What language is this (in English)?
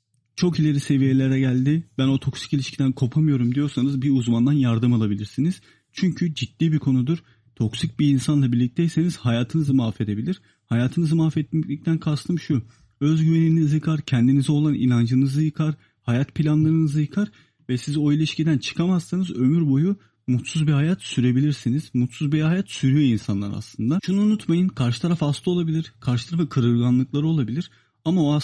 Turkish